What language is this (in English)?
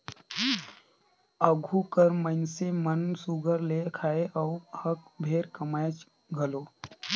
Chhattisgarhi